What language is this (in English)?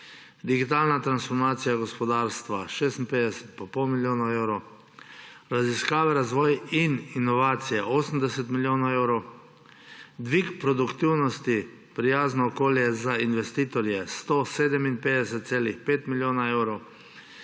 Slovenian